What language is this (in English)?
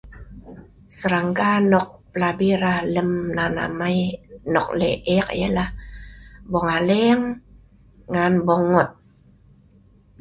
Sa'ban